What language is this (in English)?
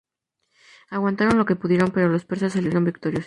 Spanish